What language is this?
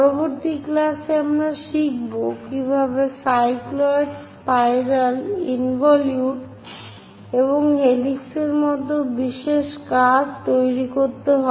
Bangla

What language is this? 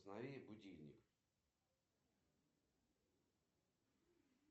Russian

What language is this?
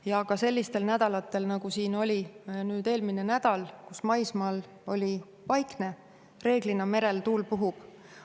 Estonian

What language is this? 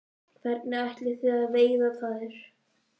Icelandic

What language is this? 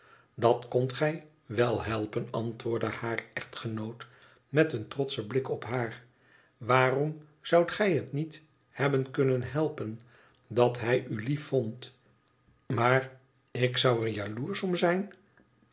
Dutch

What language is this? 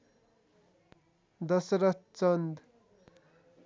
Nepali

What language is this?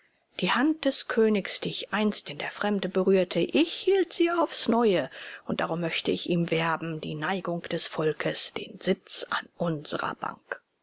German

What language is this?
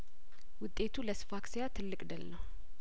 Amharic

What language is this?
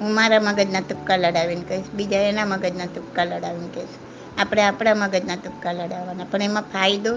Gujarati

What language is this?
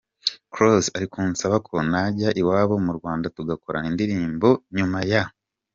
Kinyarwanda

